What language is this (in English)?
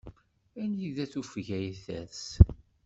Kabyle